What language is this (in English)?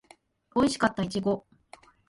Japanese